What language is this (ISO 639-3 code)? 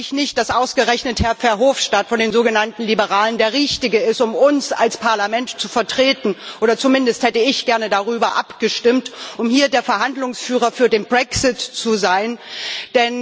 deu